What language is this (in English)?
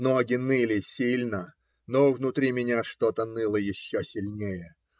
Russian